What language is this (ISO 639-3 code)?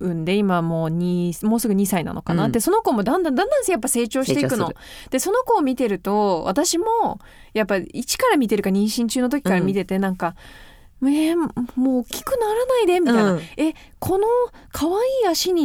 jpn